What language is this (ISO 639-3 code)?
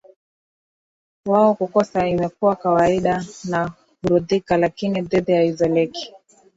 swa